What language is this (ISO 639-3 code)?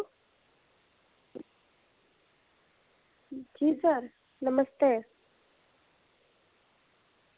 doi